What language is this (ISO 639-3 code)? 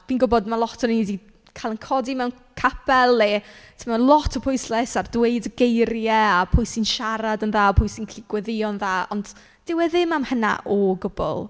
cym